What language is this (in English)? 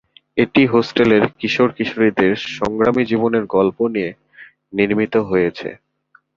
Bangla